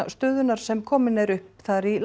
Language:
Icelandic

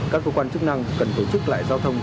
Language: Vietnamese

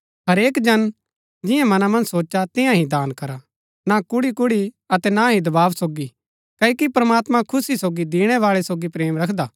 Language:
Gaddi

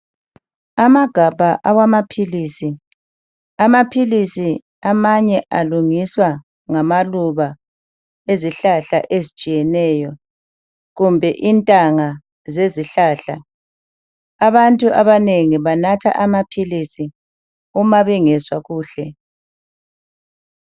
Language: North Ndebele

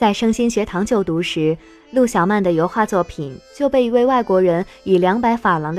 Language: Chinese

